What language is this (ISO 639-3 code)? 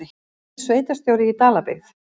isl